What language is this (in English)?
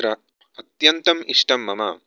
Sanskrit